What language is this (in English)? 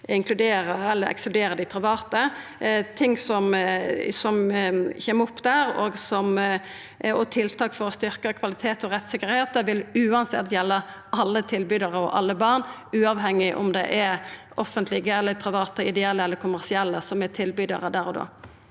Norwegian